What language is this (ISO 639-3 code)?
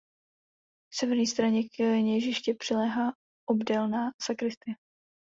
ces